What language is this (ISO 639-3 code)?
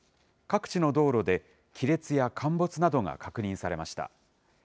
jpn